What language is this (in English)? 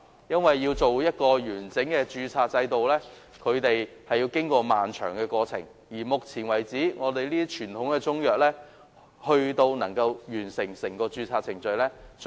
Cantonese